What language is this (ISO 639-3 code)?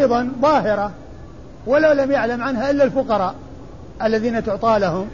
ara